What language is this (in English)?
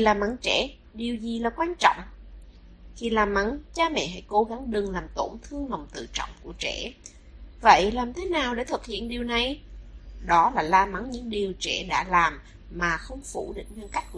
Vietnamese